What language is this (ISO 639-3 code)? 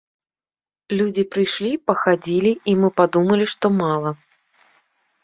bel